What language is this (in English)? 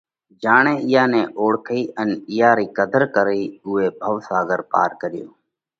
Parkari Koli